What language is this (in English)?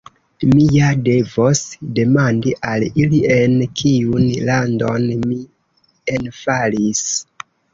Esperanto